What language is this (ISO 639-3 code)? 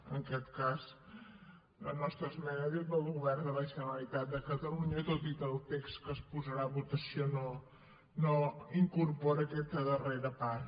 cat